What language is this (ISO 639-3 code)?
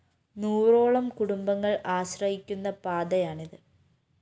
mal